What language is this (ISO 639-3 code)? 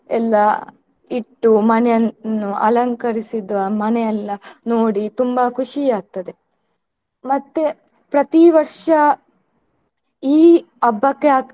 kan